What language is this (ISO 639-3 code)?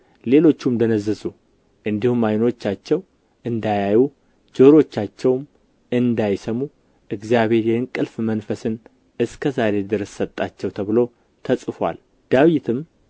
amh